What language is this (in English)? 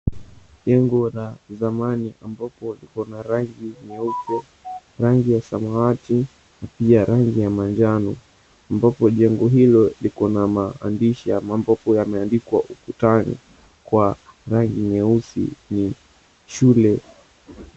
Swahili